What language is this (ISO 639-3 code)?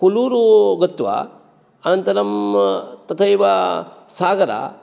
san